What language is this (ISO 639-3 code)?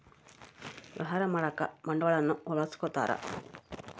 kan